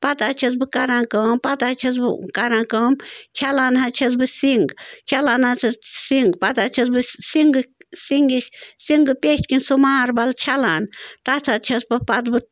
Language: Kashmiri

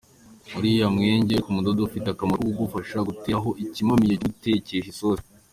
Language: Kinyarwanda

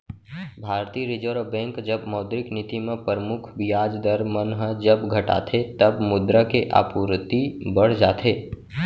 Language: Chhattisgarhi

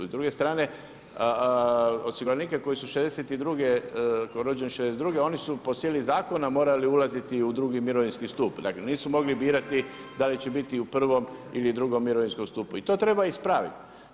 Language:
Croatian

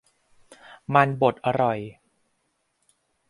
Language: Thai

